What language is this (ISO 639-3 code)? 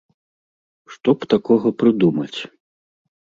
bel